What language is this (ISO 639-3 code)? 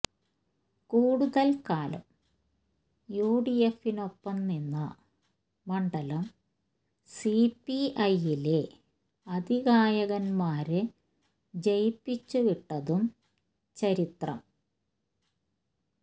mal